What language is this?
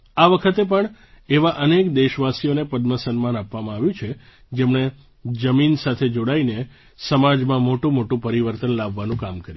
Gujarati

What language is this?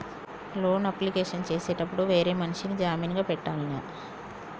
Telugu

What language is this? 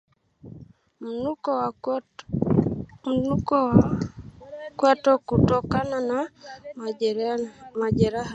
Swahili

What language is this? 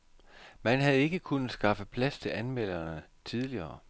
Danish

